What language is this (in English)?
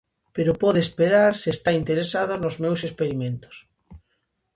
Galician